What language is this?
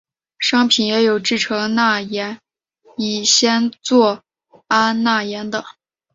Chinese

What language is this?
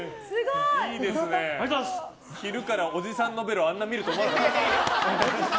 Japanese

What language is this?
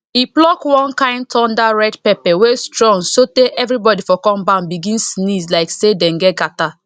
Nigerian Pidgin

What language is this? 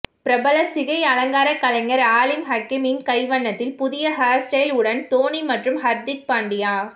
Tamil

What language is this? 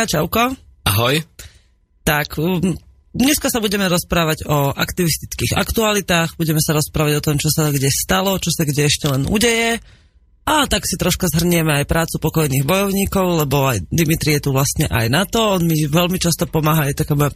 Slovak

